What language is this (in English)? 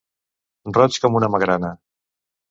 Catalan